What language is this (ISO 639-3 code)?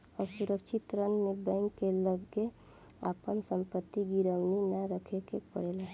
bho